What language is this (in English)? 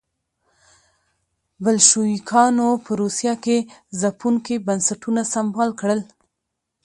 Pashto